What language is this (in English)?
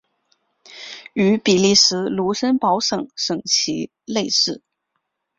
Chinese